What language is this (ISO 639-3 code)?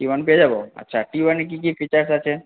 ben